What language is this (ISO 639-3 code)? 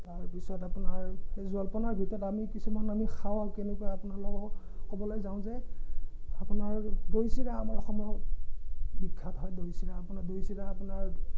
asm